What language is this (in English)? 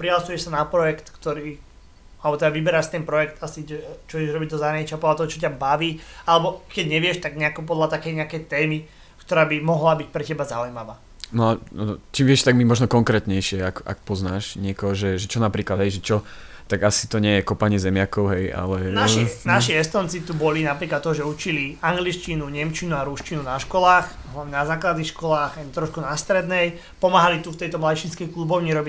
Slovak